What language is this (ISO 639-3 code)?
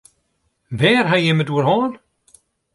fry